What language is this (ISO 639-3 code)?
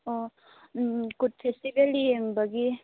mni